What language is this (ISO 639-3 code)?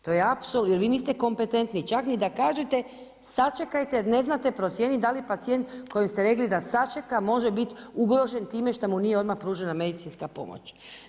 hrv